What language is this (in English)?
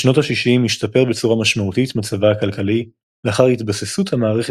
Hebrew